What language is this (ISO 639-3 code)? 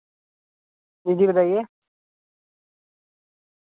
urd